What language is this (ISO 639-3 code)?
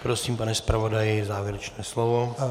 ces